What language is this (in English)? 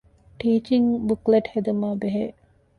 Divehi